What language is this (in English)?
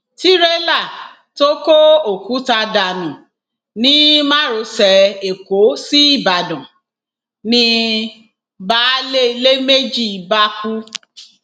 Yoruba